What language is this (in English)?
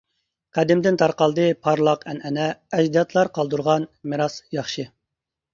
Uyghur